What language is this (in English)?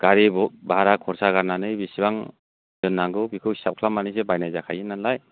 Bodo